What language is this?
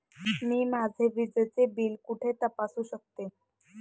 Marathi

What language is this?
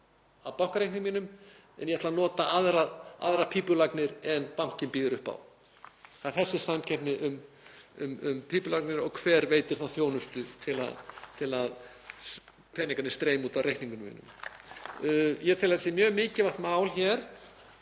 Icelandic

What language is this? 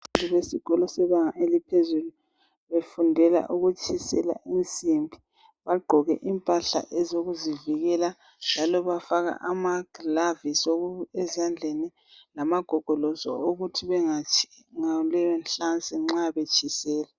North Ndebele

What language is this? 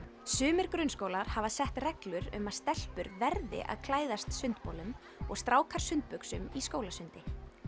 Icelandic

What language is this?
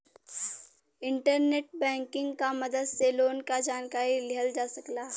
Bhojpuri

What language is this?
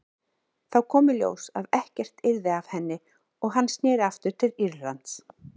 Icelandic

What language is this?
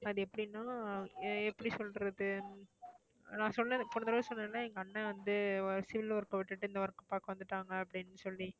Tamil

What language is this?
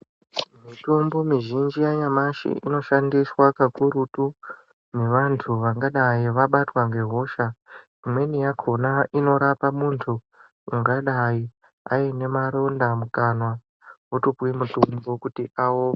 Ndau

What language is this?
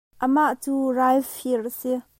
Hakha Chin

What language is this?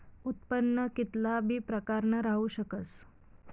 Marathi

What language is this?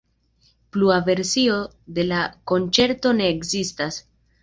Esperanto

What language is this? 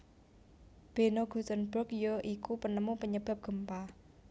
Javanese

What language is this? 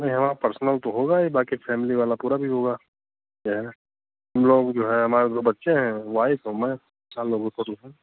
Hindi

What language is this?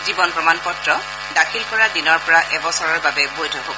Assamese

